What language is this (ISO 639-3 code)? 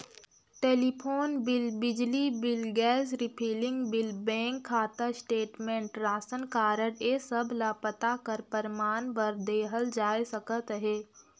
hne